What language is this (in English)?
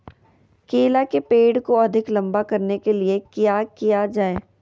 Magahi